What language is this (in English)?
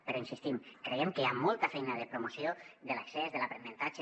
Catalan